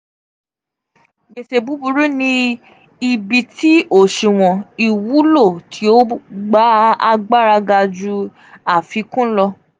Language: Yoruba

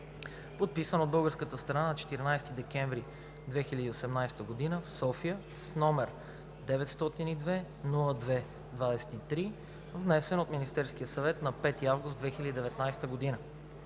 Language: Bulgarian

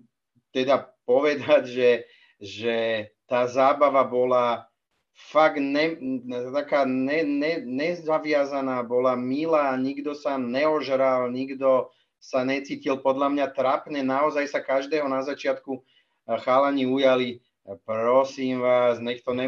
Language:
Czech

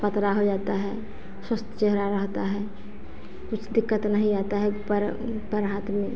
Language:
Hindi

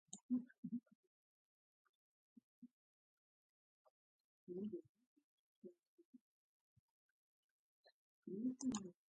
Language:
Latvian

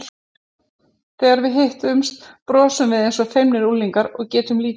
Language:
Icelandic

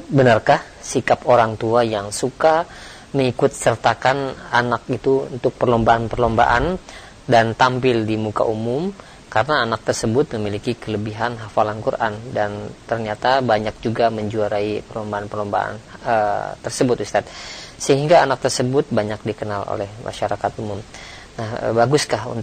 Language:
Indonesian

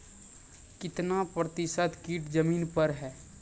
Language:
Maithili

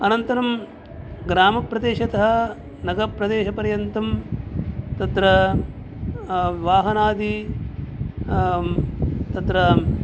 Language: Sanskrit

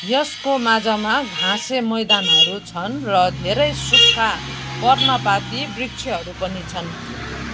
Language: Nepali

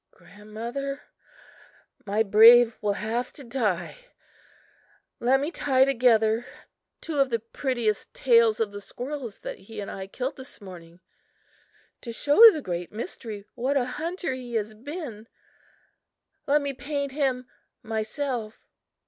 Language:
English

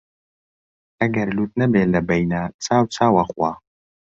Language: Central Kurdish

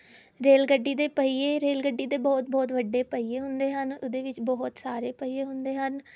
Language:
Punjabi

